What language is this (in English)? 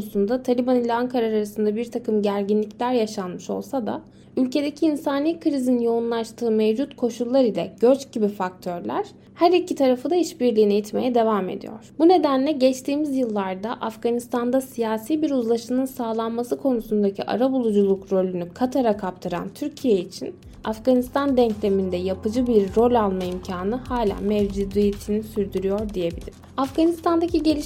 Turkish